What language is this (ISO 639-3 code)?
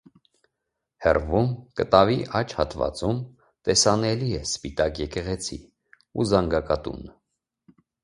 hye